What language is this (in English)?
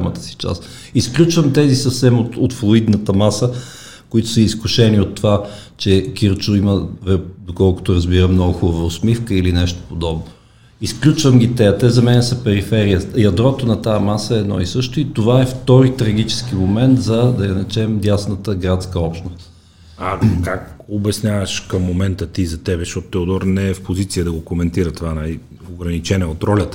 Bulgarian